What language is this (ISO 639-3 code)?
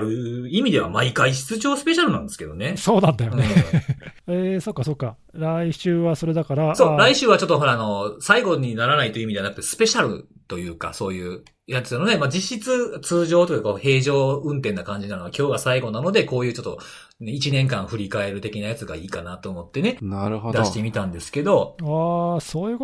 jpn